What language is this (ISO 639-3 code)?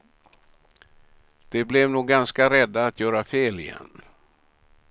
swe